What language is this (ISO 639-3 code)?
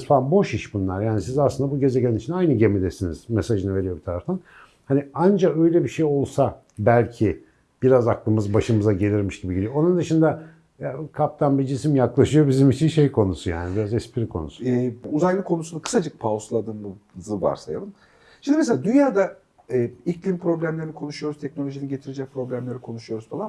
tur